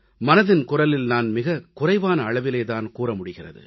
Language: Tamil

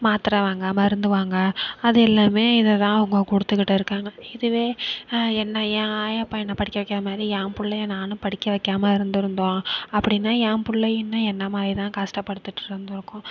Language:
Tamil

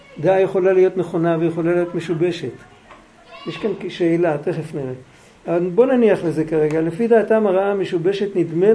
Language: Hebrew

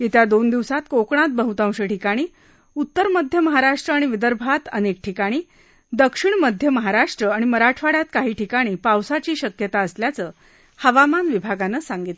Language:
Marathi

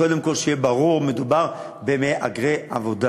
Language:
Hebrew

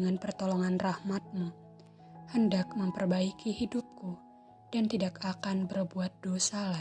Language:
Indonesian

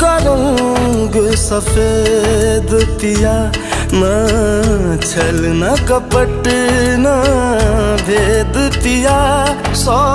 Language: Hindi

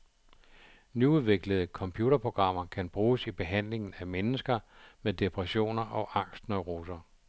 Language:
Danish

